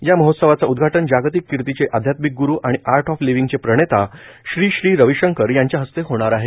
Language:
Marathi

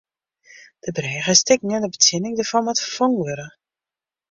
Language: Western Frisian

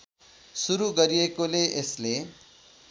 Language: Nepali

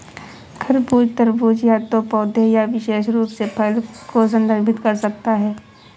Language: Hindi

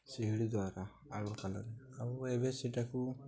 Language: Odia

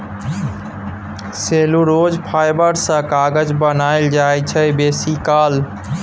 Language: Maithili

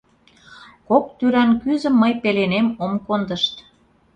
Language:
Mari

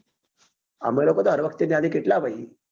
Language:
Gujarati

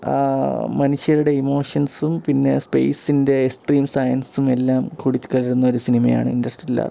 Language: Malayalam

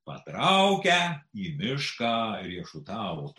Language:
Lithuanian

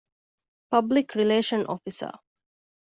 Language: Divehi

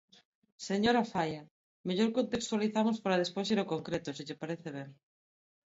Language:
Galician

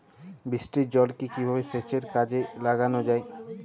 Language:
Bangla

